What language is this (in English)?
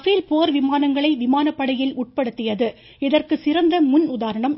Tamil